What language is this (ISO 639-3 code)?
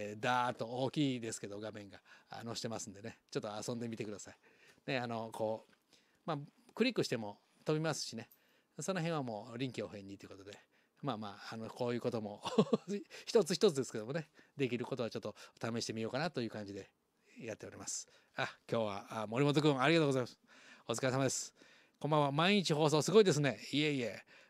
jpn